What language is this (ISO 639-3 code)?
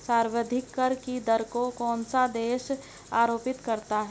hin